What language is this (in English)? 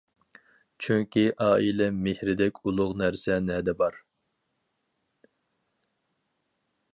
Uyghur